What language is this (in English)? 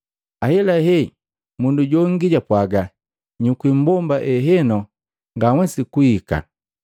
Matengo